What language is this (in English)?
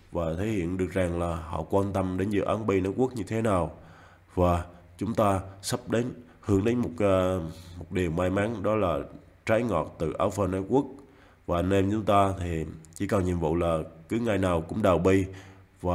Vietnamese